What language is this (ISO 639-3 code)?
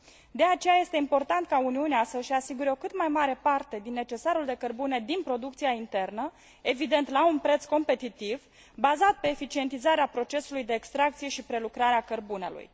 ron